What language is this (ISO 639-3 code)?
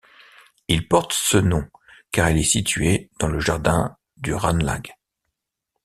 fra